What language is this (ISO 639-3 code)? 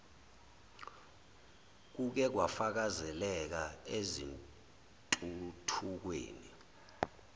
zul